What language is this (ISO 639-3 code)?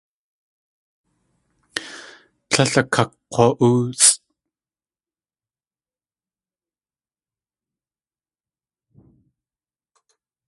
tli